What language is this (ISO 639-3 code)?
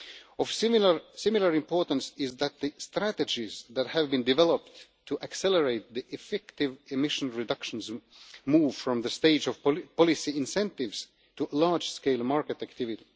eng